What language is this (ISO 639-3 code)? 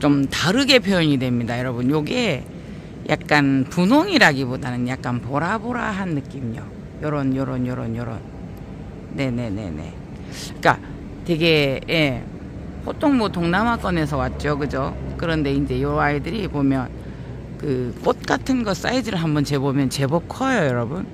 kor